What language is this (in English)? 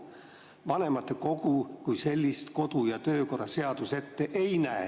Estonian